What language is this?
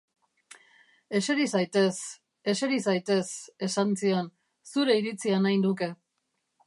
Basque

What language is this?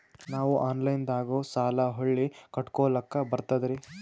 Kannada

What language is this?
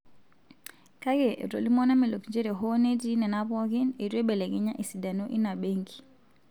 Masai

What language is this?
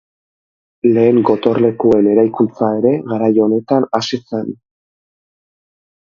Basque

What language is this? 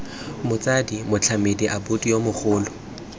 Tswana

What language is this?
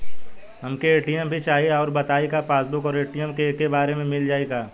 Bhojpuri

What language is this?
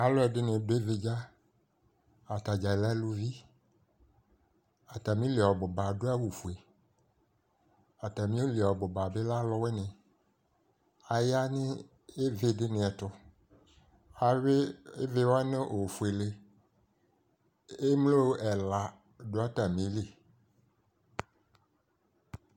Ikposo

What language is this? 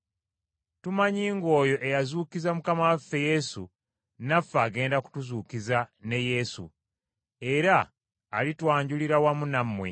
Ganda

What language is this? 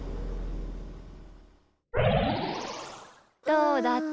Japanese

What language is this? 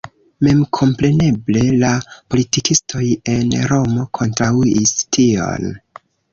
Esperanto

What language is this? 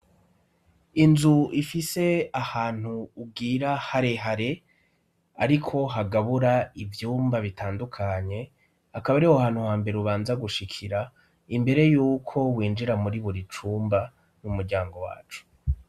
Rundi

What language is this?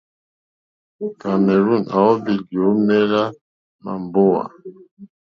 Mokpwe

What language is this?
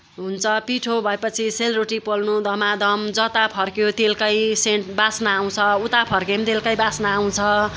Nepali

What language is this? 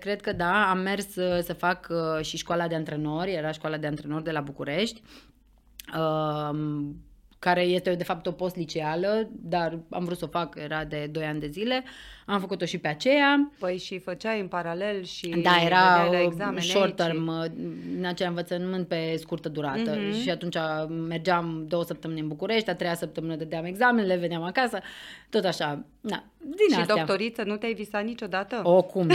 Romanian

